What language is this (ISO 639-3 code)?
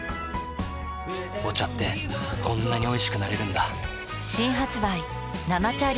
jpn